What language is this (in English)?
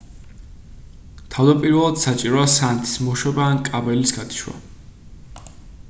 Georgian